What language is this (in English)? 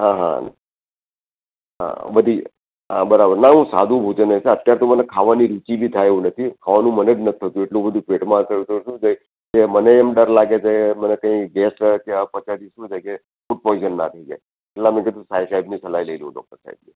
Gujarati